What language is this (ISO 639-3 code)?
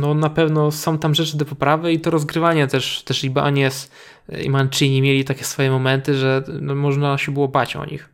pol